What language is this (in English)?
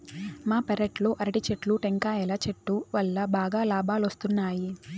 Telugu